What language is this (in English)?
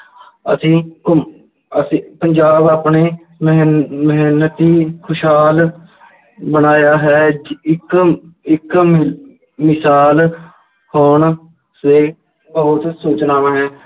Punjabi